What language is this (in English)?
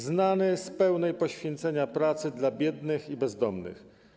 Polish